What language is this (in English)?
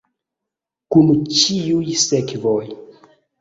Esperanto